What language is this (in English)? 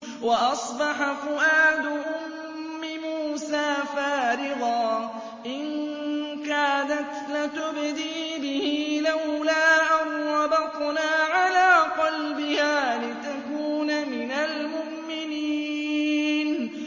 Arabic